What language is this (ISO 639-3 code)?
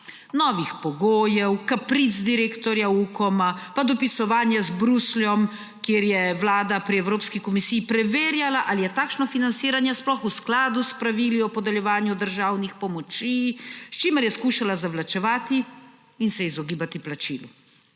slv